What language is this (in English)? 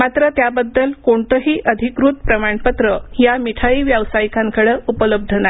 Marathi